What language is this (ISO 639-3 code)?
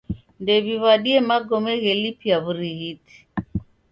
dav